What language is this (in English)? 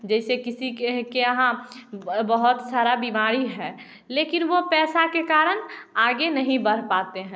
Hindi